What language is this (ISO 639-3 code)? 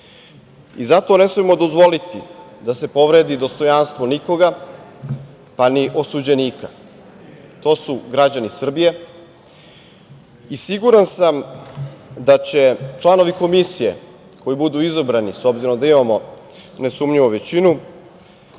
srp